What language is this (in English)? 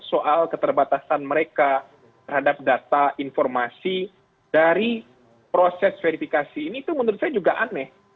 Indonesian